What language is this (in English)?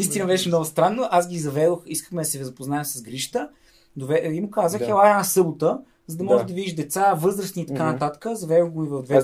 Bulgarian